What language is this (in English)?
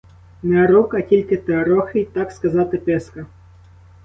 Ukrainian